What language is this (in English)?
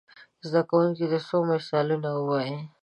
Pashto